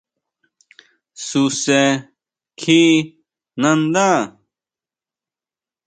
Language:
Huautla Mazatec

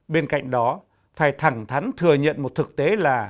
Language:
Vietnamese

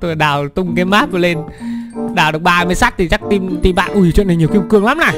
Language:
Vietnamese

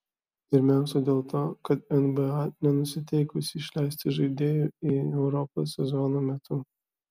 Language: Lithuanian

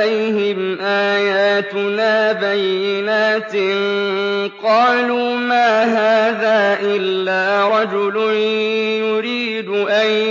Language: Arabic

